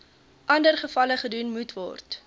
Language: Afrikaans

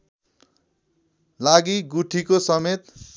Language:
Nepali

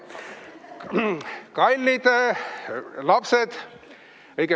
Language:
Estonian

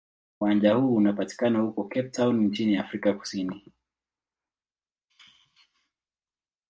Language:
Swahili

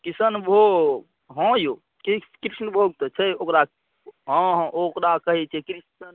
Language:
Maithili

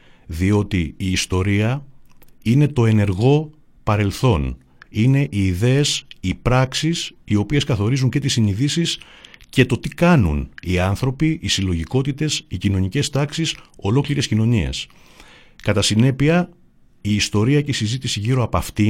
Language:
Greek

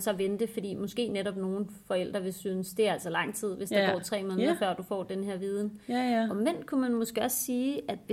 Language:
Danish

